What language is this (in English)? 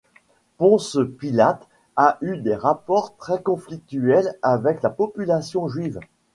French